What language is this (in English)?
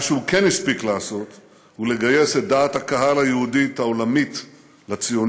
Hebrew